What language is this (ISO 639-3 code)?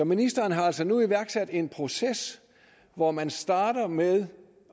dan